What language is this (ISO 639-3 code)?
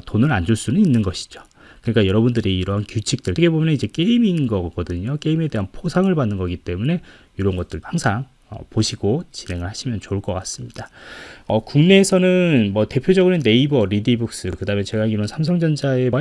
kor